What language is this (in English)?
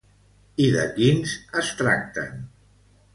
Catalan